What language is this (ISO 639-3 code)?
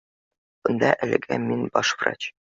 bak